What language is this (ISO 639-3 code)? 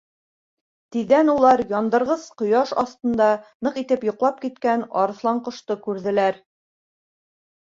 bak